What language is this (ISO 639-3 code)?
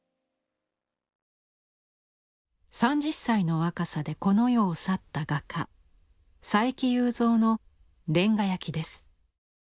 jpn